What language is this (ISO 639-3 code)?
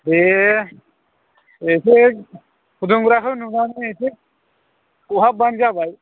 brx